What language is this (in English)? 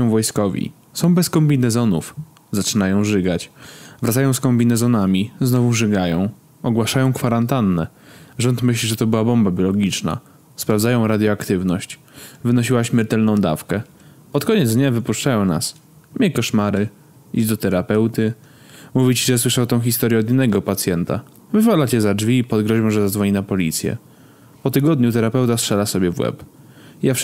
Polish